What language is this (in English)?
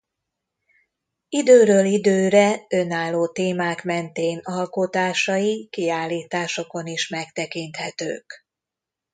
Hungarian